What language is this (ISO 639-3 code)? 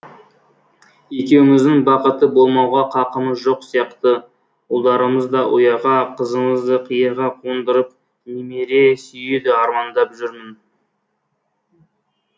kaz